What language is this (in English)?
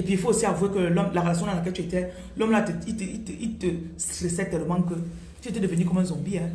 French